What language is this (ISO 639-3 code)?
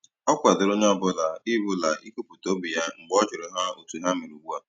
ibo